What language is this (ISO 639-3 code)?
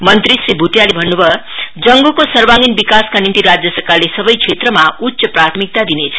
nep